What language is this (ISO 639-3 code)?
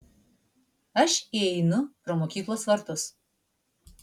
lit